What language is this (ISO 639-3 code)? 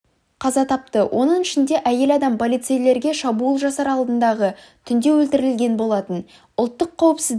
kaz